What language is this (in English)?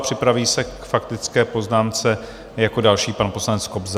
Czech